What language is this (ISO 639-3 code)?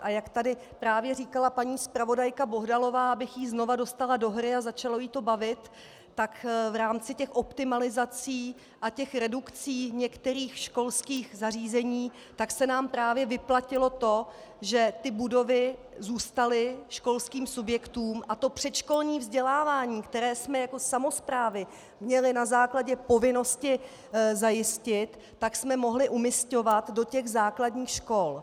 ces